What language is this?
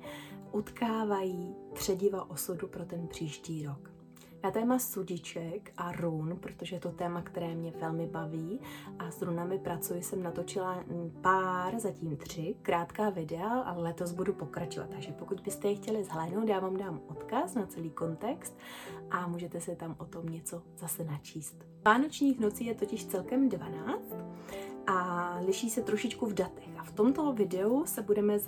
Czech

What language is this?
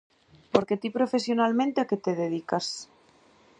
Galician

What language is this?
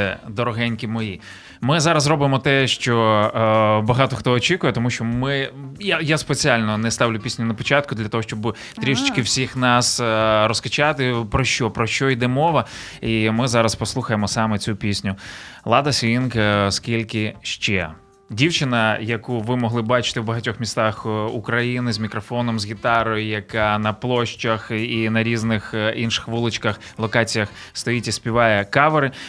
Ukrainian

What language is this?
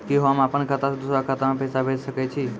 Maithili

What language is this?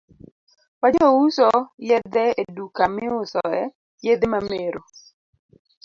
Luo (Kenya and Tanzania)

